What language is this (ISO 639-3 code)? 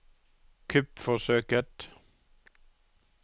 nor